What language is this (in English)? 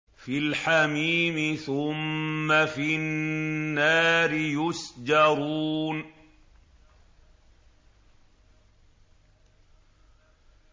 Arabic